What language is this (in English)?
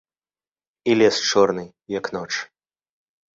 Belarusian